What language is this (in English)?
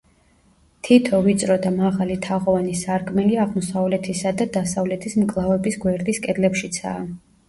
Georgian